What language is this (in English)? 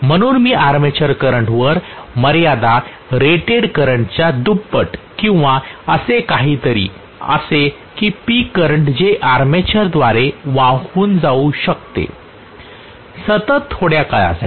Marathi